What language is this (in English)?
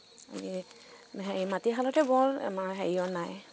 Assamese